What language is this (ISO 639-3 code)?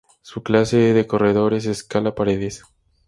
spa